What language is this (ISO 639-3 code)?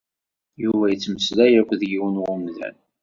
kab